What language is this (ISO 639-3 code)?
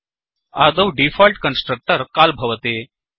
san